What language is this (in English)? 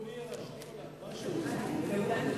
Hebrew